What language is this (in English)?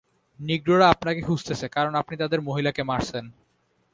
Bangla